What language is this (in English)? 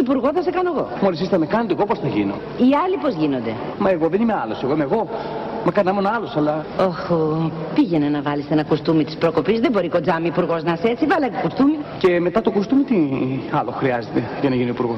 Greek